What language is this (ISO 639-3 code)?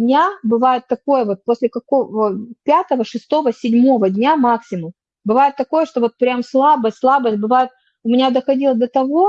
rus